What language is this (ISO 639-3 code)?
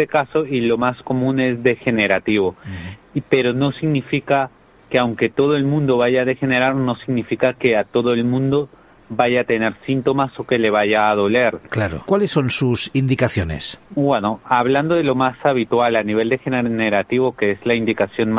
spa